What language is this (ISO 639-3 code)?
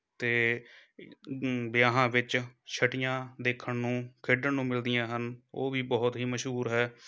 pan